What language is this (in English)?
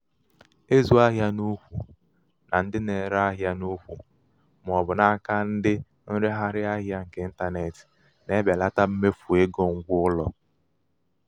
Igbo